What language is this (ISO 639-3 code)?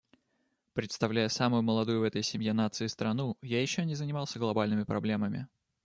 rus